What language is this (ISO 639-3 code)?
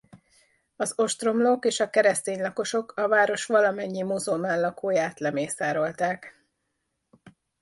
hun